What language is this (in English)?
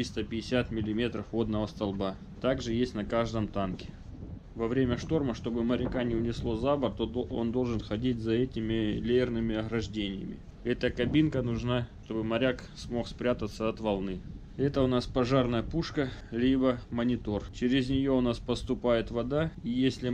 Russian